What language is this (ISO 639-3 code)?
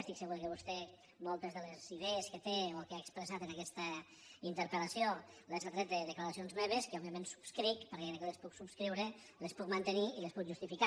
cat